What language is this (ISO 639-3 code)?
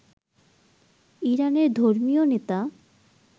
ben